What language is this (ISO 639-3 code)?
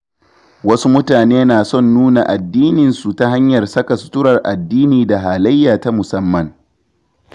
hau